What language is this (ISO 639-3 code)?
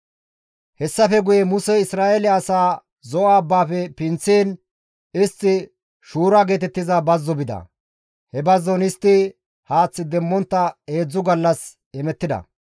gmv